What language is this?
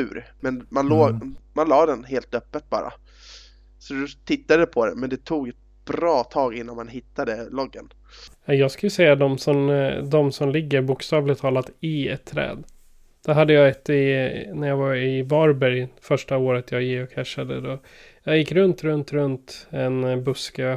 Swedish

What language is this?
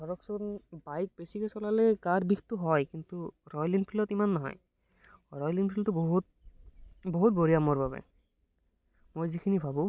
Assamese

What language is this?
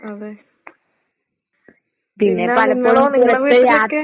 Malayalam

